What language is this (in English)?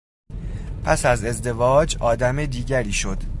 Persian